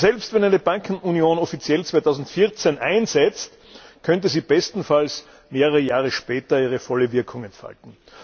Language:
German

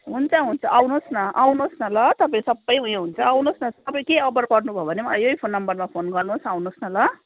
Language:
Nepali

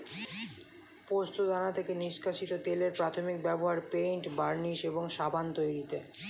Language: Bangla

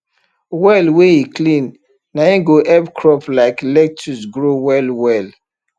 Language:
Nigerian Pidgin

